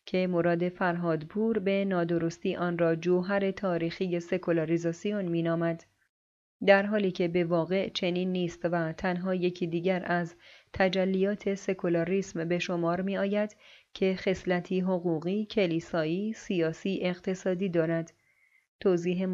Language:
Persian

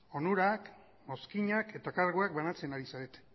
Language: Basque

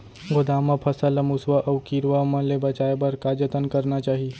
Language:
Chhattisgarhi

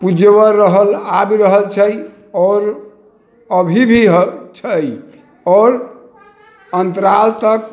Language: Maithili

